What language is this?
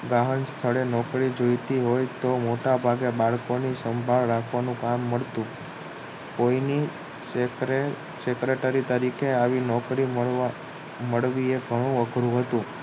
Gujarati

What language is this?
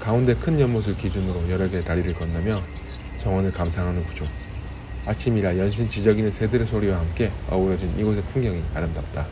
Korean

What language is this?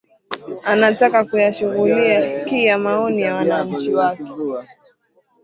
Swahili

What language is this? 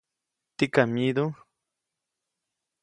Copainalá Zoque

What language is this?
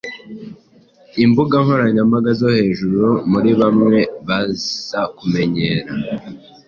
Kinyarwanda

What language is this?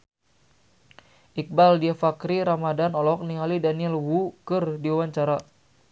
Sundanese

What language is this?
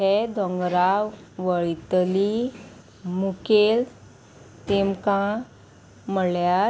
Konkani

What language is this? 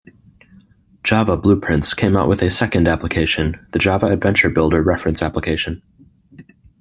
English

